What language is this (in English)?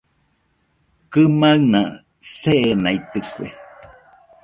Nüpode Huitoto